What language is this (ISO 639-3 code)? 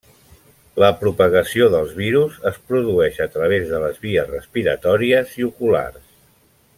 cat